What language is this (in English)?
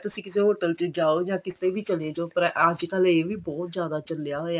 Punjabi